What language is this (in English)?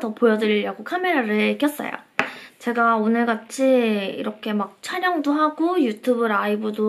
Korean